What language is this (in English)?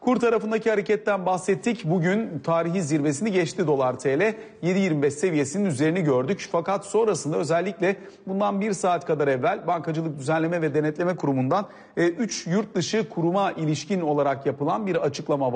Turkish